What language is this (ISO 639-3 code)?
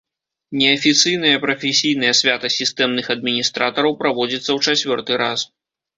bel